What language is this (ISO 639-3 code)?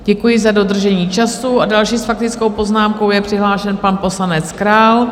ces